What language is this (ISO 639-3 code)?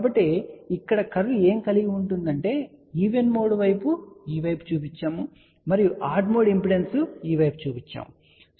tel